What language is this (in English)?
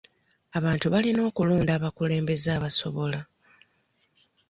Ganda